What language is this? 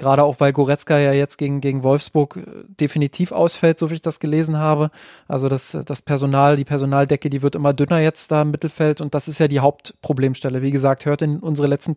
German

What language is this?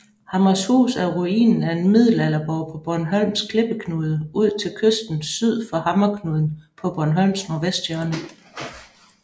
Danish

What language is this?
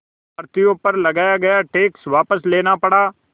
Hindi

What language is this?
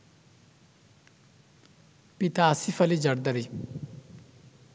Bangla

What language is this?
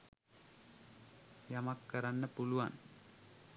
Sinhala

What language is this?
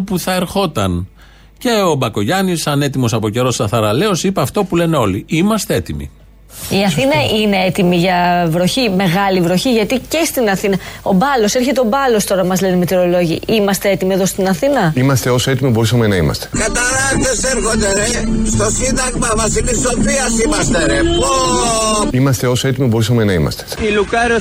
Greek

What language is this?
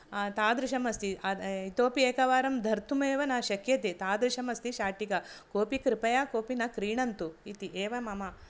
Sanskrit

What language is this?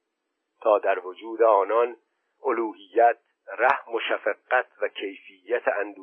Persian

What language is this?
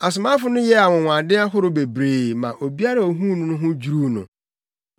Akan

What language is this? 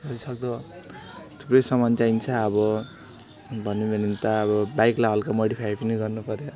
Nepali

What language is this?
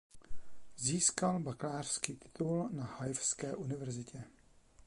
Czech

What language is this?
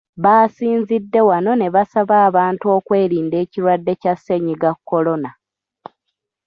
Ganda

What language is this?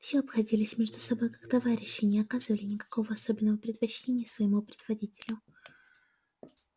Russian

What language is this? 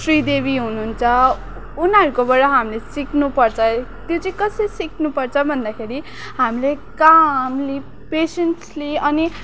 Nepali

